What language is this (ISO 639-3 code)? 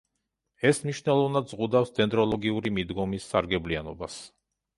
kat